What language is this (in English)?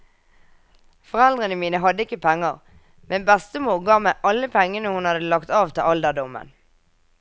Norwegian